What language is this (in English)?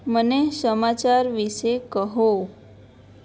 Gujarati